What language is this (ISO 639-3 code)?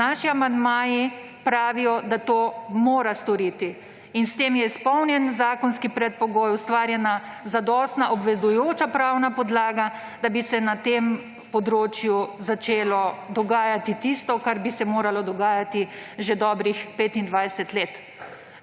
slv